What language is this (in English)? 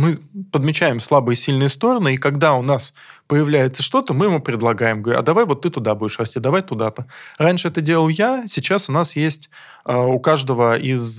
Russian